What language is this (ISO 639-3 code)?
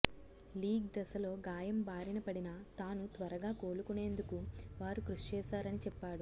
tel